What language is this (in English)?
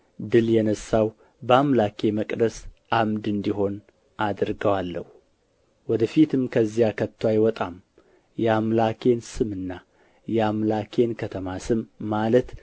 Amharic